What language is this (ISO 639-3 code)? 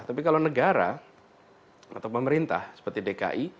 ind